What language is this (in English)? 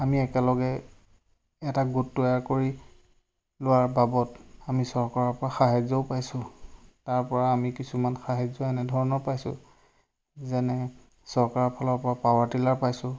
Assamese